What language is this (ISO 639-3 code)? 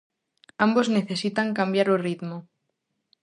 glg